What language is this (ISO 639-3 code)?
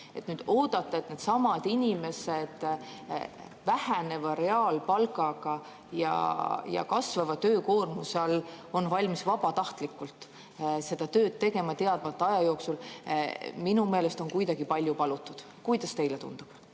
est